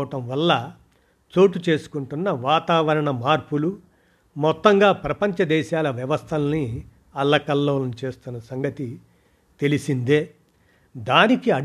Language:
Telugu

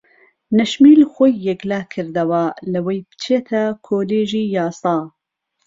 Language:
Central Kurdish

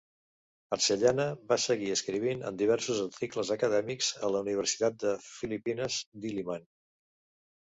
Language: Catalan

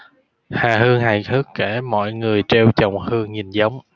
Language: Vietnamese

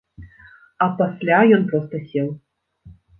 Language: Belarusian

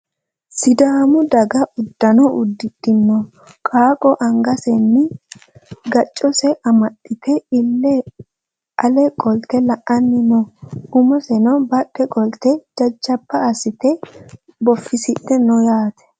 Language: Sidamo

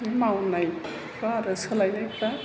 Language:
Bodo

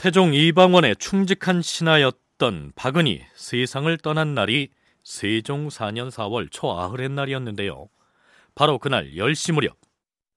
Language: Korean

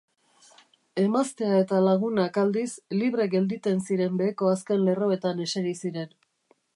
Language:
Basque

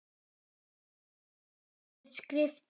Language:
Icelandic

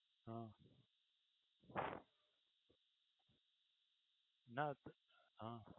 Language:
Gujarati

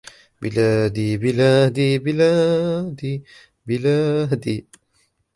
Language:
Arabic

